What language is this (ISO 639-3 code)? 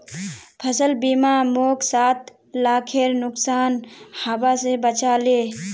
mag